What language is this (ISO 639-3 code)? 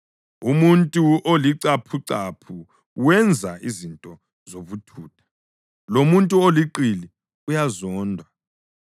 nde